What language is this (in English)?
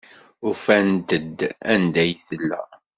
Kabyle